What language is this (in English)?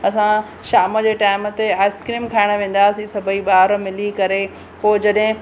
Sindhi